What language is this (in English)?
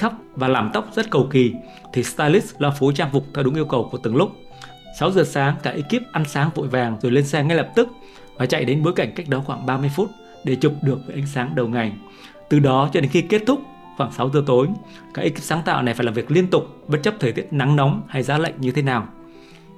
Vietnamese